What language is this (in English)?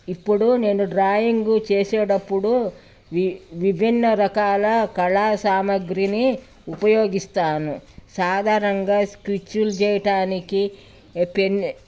Telugu